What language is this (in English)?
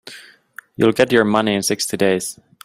English